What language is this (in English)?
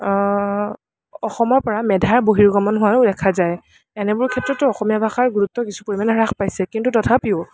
Assamese